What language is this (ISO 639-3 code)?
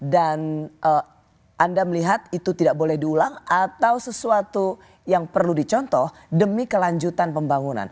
ind